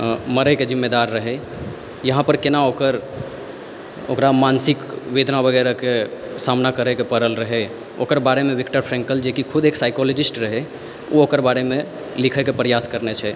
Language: Maithili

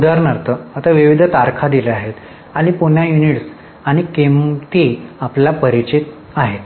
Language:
Marathi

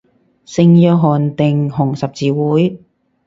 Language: Cantonese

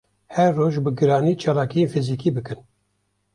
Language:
Kurdish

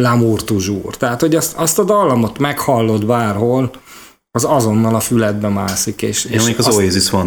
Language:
Hungarian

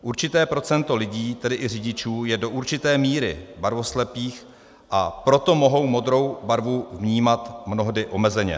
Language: Czech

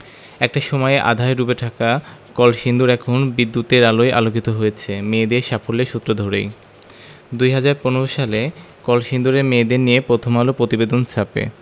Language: Bangla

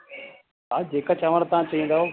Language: Sindhi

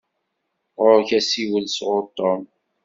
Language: Kabyle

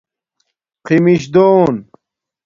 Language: Domaaki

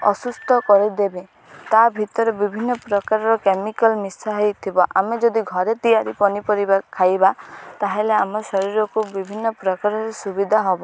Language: Odia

